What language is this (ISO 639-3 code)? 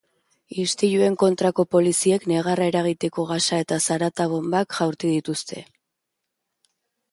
eus